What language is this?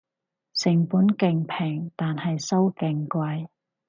Cantonese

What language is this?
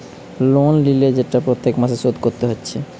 Bangla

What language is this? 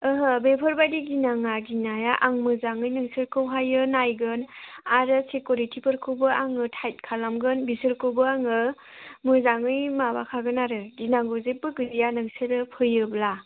Bodo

